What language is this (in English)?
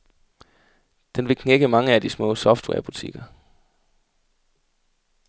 Danish